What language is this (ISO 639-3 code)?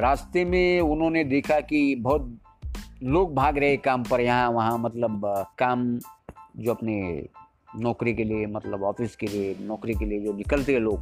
hin